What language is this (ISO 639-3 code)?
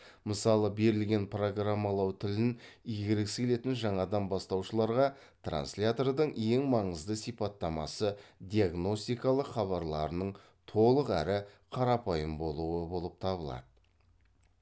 kaz